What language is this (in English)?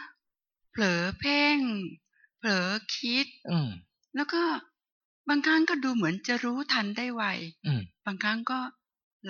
Thai